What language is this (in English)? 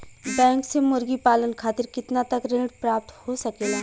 Bhojpuri